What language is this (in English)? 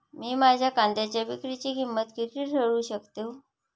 Marathi